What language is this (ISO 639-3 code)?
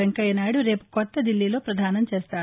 tel